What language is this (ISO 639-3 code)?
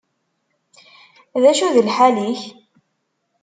kab